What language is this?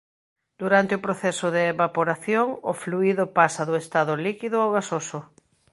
Galician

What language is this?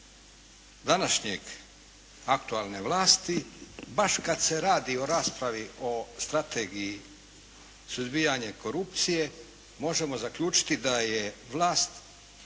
Croatian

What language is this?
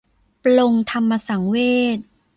Thai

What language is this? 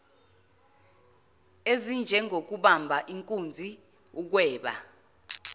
Zulu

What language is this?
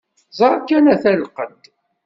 Kabyle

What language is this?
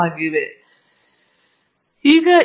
Kannada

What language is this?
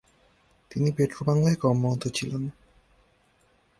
Bangla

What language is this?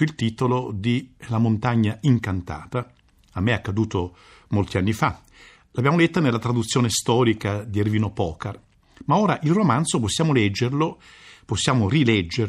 Italian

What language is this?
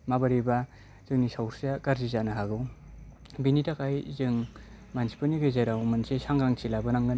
Bodo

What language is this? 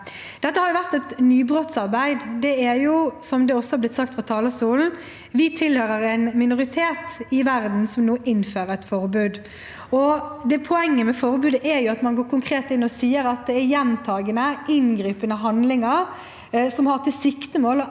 Norwegian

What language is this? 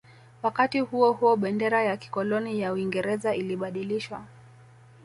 Swahili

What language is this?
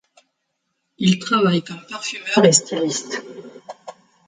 French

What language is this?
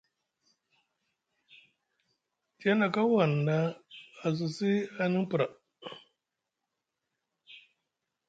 Musgu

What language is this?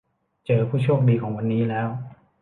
Thai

